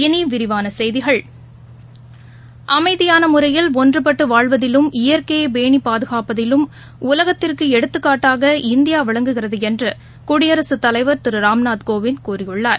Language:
Tamil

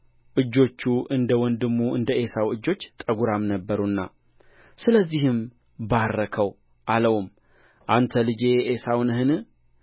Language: Amharic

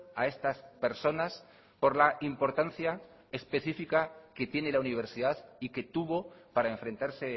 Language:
Spanish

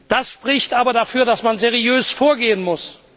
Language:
German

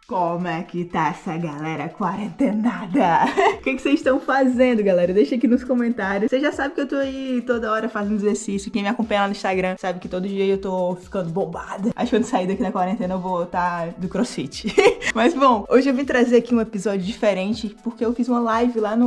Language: Portuguese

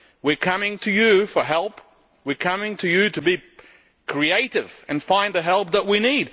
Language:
English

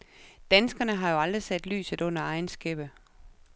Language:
Danish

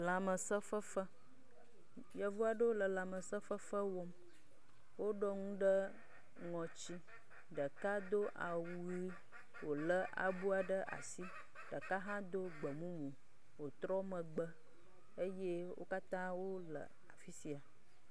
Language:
Ewe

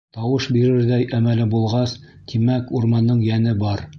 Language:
Bashkir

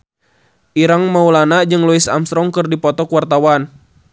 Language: Sundanese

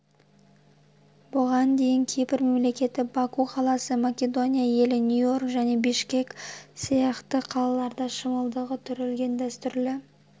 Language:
Kazakh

